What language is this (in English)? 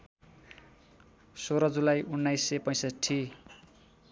Nepali